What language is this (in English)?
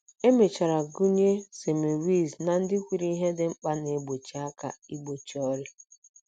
Igbo